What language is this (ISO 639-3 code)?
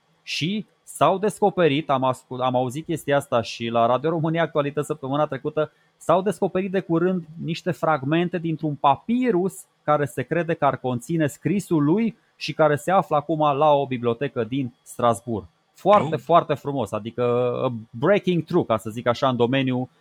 ron